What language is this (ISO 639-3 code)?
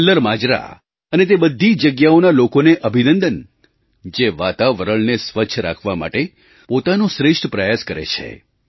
guj